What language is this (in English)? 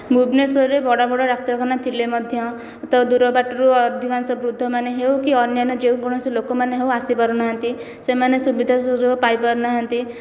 Odia